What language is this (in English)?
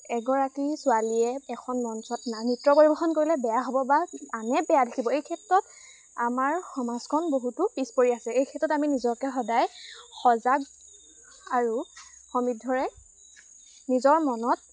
Assamese